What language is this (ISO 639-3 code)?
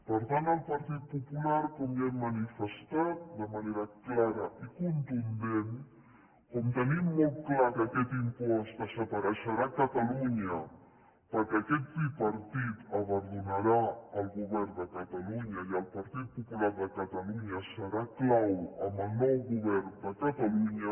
cat